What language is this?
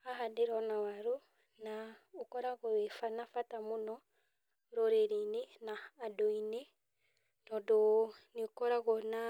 Kikuyu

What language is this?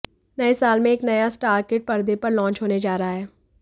Hindi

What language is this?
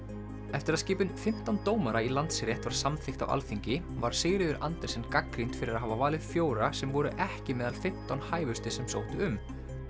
Icelandic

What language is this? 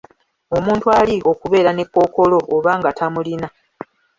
Ganda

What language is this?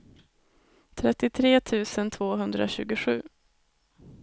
Swedish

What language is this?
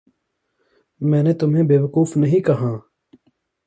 Hindi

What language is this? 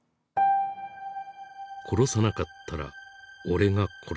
Japanese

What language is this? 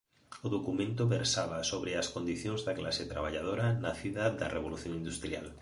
Galician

